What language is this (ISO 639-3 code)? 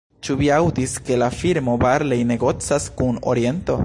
epo